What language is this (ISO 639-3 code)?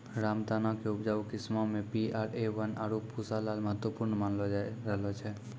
mai